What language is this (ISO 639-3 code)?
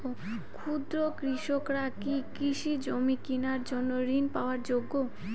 ben